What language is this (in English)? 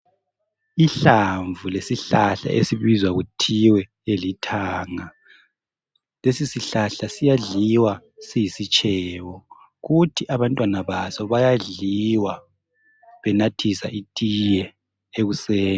North Ndebele